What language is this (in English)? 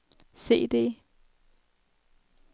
Danish